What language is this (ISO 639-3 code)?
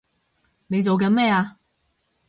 yue